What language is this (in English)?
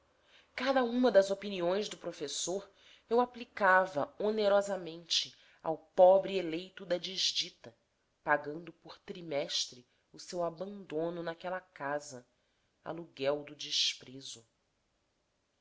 Portuguese